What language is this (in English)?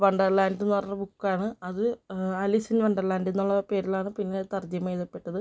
Malayalam